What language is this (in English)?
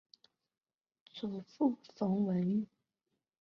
Chinese